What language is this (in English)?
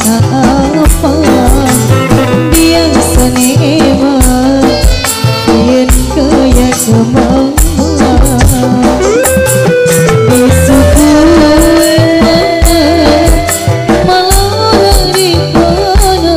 Indonesian